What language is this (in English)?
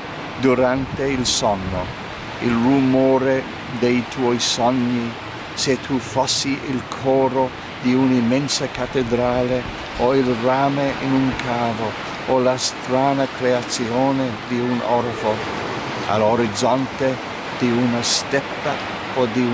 Italian